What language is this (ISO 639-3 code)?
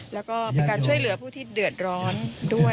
tha